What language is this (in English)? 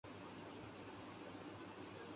Urdu